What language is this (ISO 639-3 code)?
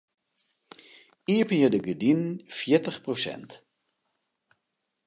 fry